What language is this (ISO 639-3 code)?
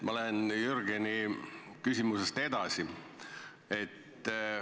est